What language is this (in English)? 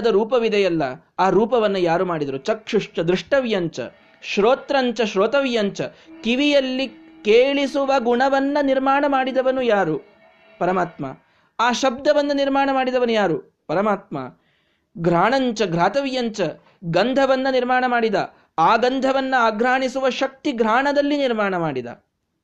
Kannada